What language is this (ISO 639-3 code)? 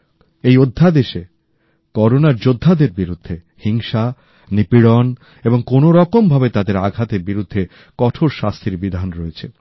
ben